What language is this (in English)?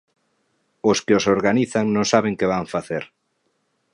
Galician